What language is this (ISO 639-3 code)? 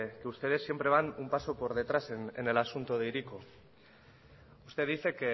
spa